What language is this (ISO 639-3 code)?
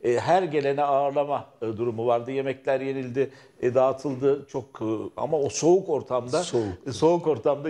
tur